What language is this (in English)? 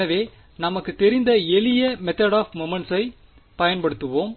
Tamil